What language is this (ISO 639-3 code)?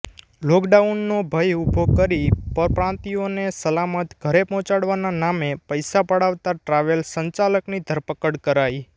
guj